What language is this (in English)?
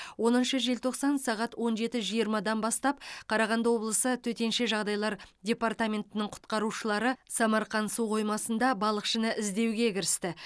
Kazakh